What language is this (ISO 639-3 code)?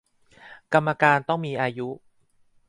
tha